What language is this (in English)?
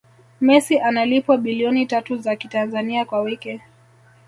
Swahili